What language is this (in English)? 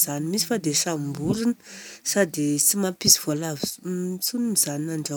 Southern Betsimisaraka Malagasy